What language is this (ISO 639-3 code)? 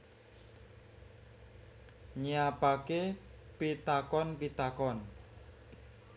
jav